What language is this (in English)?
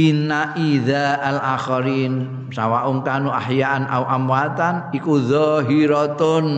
Indonesian